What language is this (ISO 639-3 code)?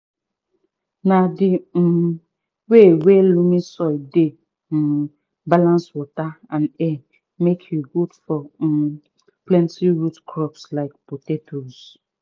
pcm